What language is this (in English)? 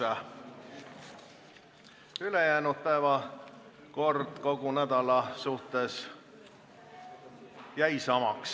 Estonian